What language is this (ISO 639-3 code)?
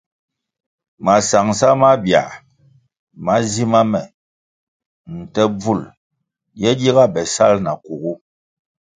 nmg